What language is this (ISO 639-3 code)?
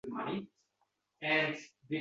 uzb